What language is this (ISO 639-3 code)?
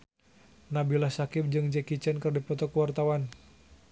sun